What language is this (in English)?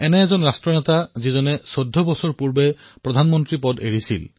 Assamese